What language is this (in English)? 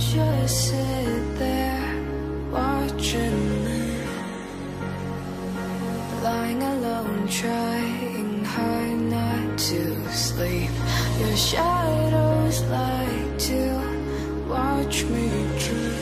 German